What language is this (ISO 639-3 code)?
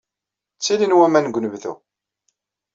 kab